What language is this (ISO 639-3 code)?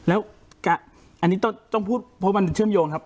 tha